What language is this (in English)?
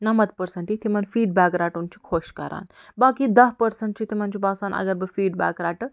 Kashmiri